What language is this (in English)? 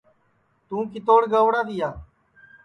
Sansi